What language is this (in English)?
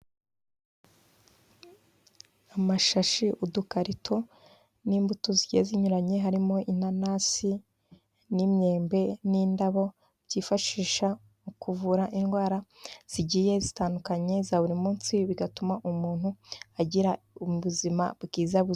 Kinyarwanda